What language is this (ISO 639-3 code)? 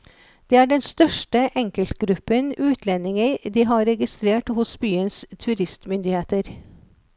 nor